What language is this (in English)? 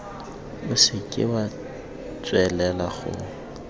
Tswana